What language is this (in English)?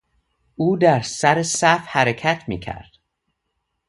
Persian